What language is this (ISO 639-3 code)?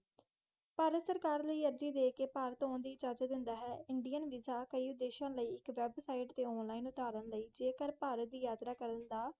pan